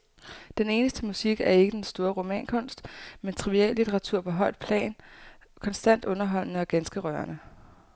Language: Danish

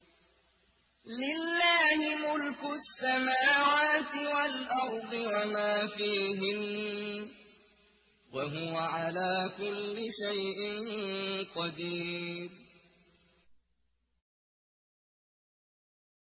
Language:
Arabic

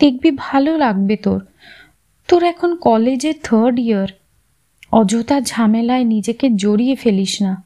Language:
Bangla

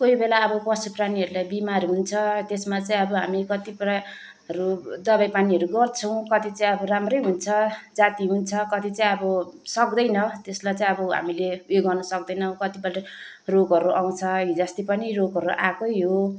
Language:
Nepali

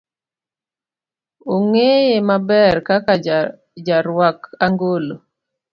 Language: Luo (Kenya and Tanzania)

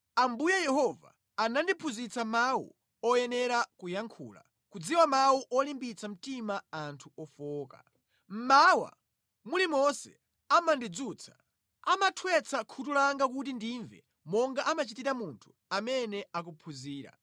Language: Nyanja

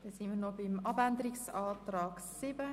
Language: Swiss German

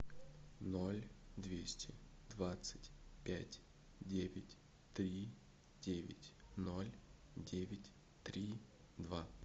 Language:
Russian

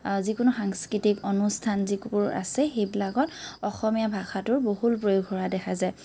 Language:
Assamese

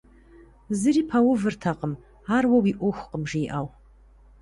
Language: Kabardian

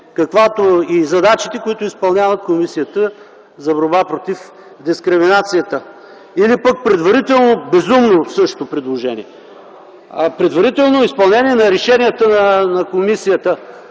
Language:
Bulgarian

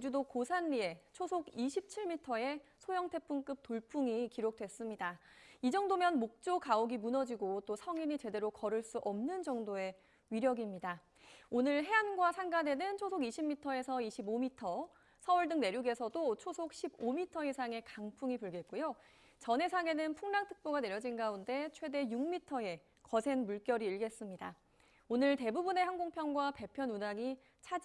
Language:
Korean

